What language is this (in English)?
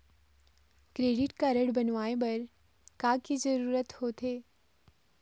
Chhattisgarhi